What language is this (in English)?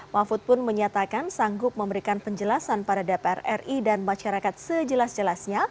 Indonesian